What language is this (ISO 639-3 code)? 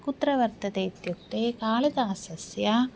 san